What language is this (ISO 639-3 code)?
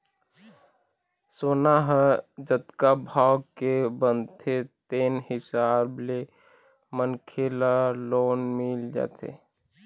hne